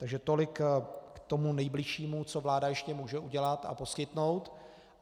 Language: Czech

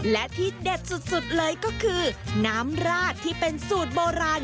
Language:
Thai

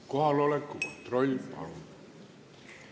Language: Estonian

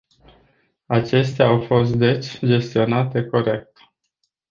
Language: Romanian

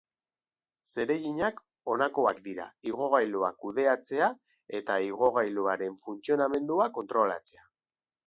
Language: Basque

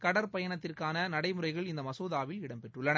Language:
Tamil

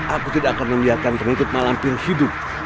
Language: Indonesian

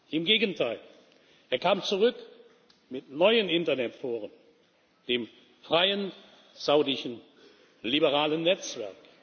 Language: German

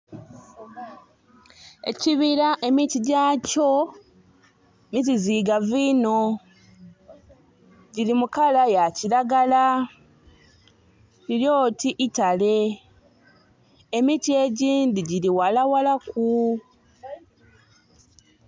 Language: Soga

